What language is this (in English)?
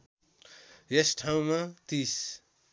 Nepali